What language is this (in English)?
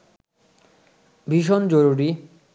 Bangla